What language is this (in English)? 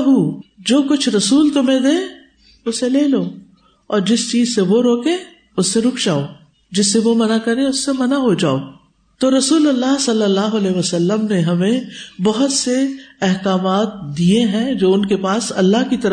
Urdu